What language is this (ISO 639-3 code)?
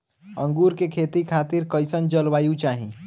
bho